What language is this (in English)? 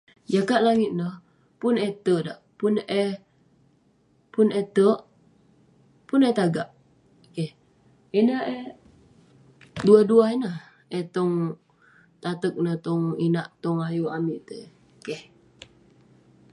Western Penan